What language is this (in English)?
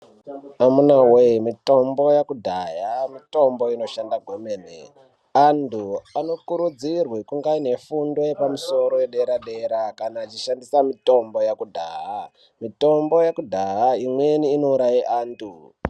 Ndau